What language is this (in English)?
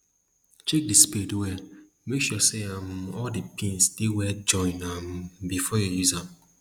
Nigerian Pidgin